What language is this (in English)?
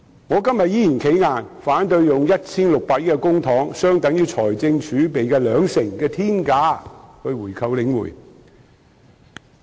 Cantonese